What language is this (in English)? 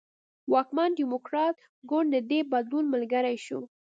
Pashto